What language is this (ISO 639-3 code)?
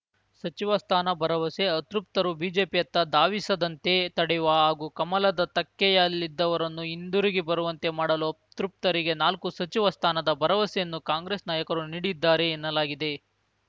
kan